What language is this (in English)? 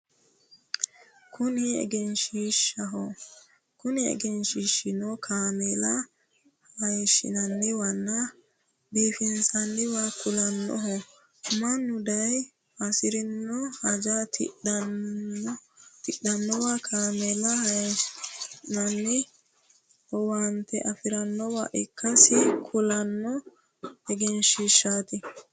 Sidamo